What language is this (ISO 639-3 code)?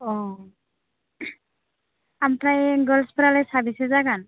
brx